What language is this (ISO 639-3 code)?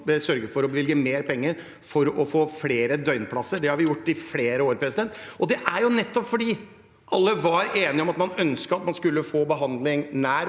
nor